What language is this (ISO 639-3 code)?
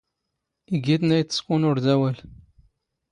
zgh